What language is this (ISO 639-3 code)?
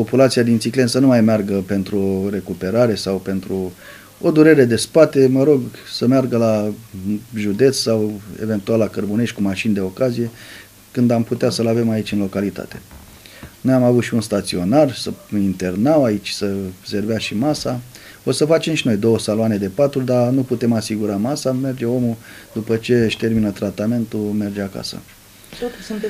ron